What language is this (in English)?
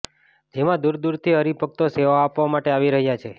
Gujarati